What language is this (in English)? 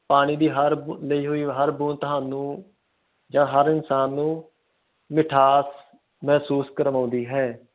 Punjabi